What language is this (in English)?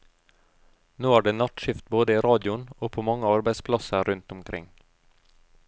Norwegian